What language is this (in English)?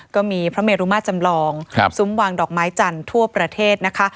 Thai